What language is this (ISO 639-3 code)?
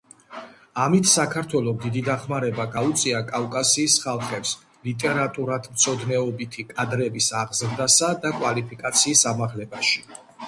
kat